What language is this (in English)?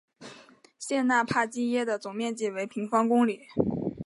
Chinese